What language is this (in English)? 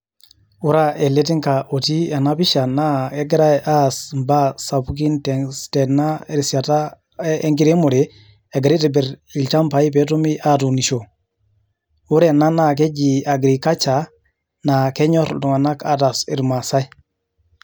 Masai